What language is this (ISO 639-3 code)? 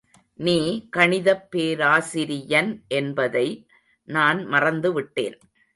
tam